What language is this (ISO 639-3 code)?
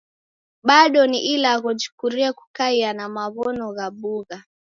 dav